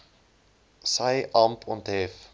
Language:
Afrikaans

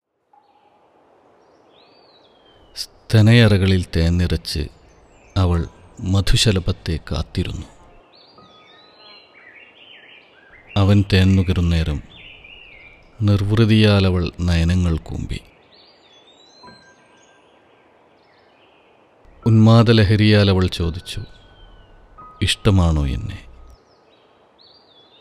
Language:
Malayalam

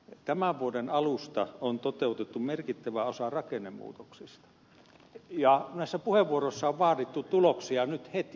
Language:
Finnish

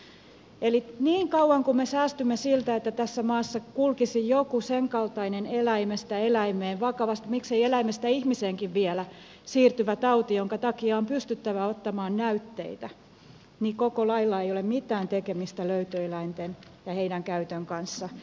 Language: Finnish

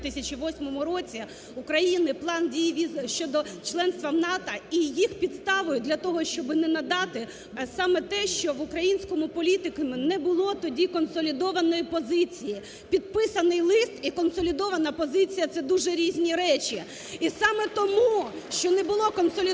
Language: Ukrainian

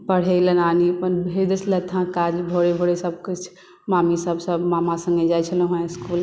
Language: Maithili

